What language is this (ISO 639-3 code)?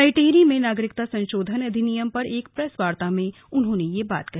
hin